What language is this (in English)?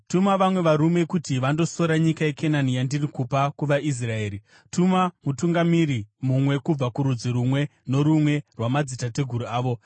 Shona